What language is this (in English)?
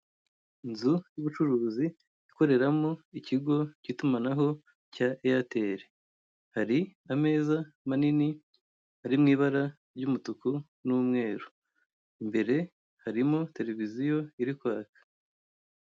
Kinyarwanda